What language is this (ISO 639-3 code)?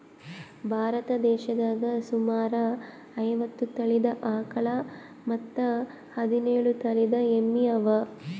kan